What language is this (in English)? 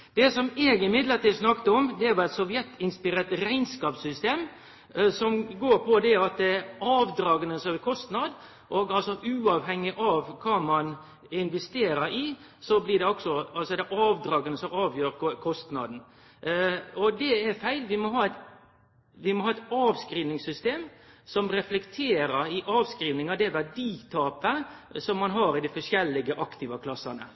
Norwegian Nynorsk